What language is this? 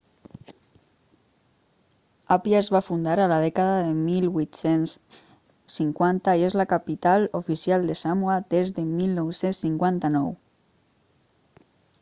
Catalan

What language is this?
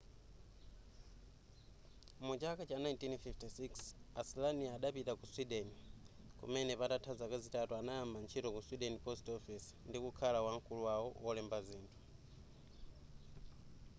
Nyanja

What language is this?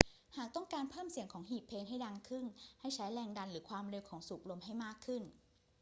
Thai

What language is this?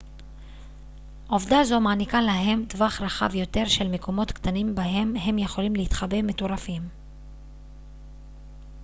Hebrew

